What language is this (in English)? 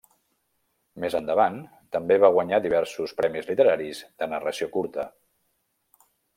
Catalan